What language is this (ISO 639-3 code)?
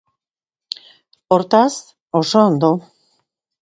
eus